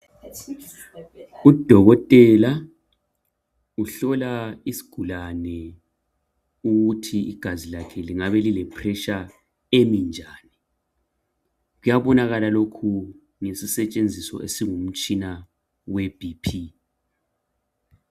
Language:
North Ndebele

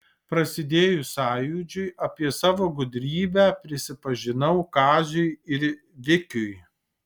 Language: Lithuanian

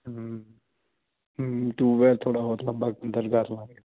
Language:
Punjabi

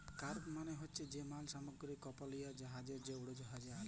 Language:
Bangla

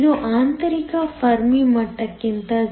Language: Kannada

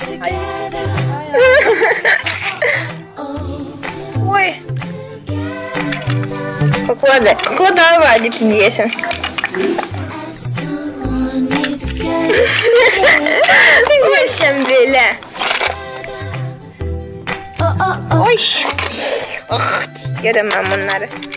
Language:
Danish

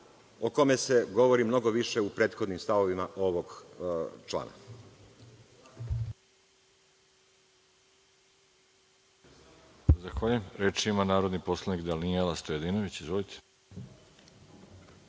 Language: Serbian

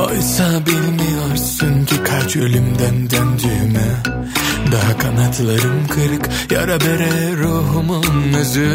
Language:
Turkish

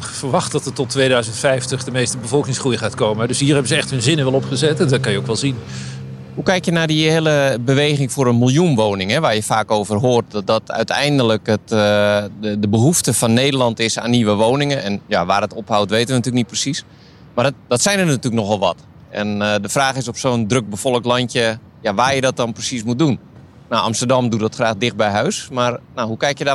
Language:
Dutch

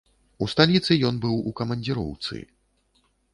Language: Belarusian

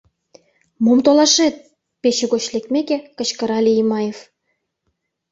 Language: Mari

